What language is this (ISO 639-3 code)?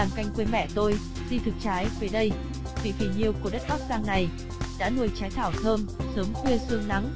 vie